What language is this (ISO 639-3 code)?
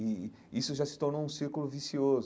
por